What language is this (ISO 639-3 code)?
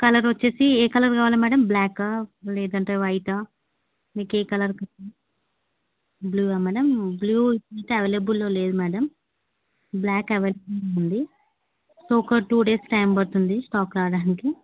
tel